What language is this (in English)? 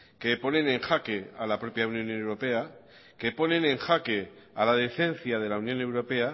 Spanish